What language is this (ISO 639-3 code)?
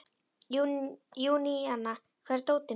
isl